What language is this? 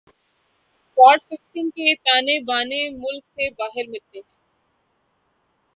Urdu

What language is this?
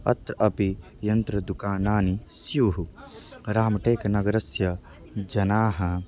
Sanskrit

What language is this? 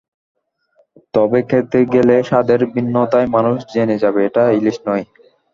Bangla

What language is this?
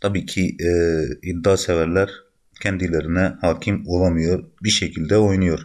Turkish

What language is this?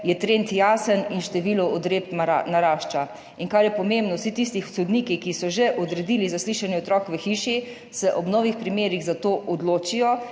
Slovenian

